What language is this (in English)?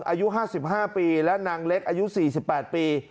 Thai